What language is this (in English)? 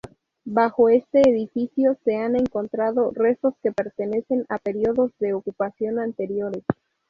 Spanish